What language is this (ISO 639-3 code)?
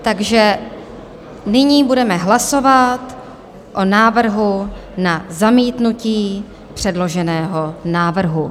ces